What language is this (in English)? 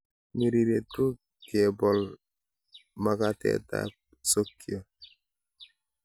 Kalenjin